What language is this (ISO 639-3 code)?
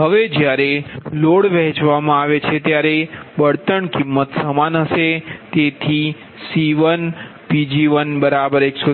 guj